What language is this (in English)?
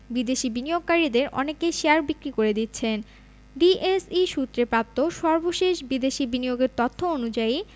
Bangla